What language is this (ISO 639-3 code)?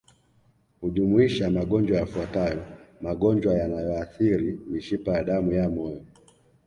swa